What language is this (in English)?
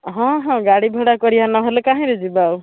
Odia